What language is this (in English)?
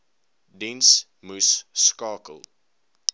Afrikaans